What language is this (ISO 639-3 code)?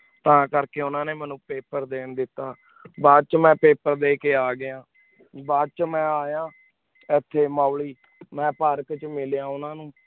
pan